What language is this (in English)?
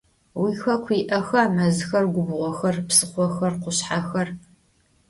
Adyghe